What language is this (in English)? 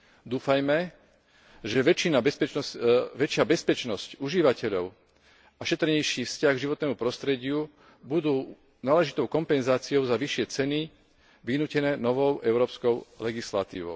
Slovak